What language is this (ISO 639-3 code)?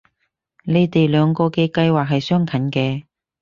yue